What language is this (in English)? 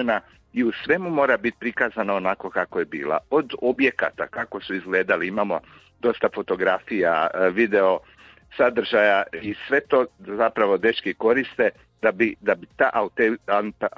Croatian